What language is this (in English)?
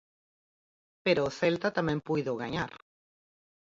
Galician